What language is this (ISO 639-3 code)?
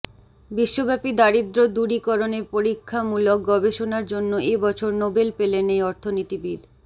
ben